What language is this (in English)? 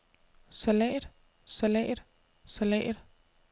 Danish